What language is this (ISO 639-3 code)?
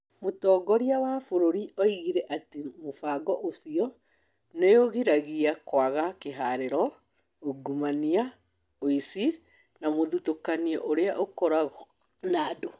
kik